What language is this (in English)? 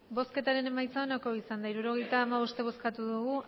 Basque